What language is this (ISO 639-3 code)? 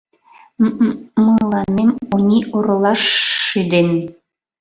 chm